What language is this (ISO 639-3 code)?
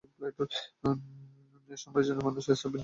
ben